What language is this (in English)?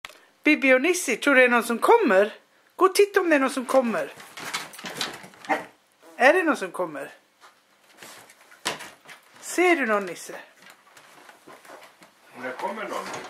Swedish